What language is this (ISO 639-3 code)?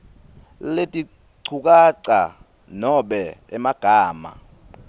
ssw